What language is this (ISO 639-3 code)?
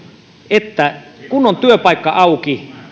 fin